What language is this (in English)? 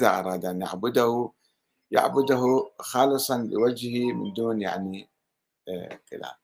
Arabic